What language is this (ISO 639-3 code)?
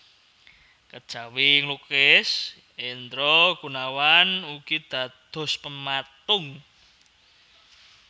jav